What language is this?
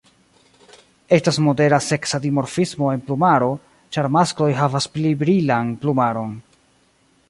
Esperanto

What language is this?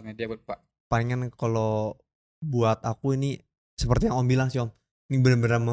Indonesian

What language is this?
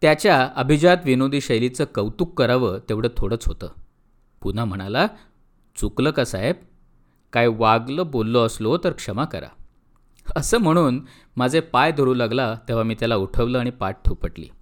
Marathi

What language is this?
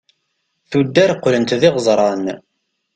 Kabyle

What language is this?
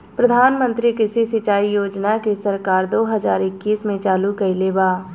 Bhojpuri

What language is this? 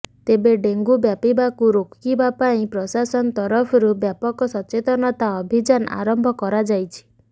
Odia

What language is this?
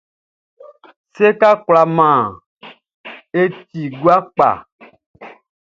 Baoulé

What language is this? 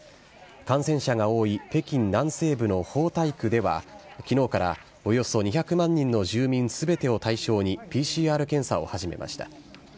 Japanese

